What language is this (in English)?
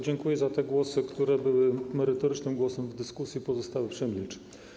Polish